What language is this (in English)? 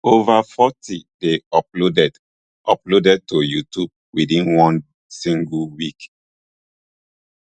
Nigerian Pidgin